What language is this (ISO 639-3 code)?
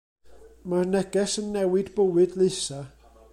cym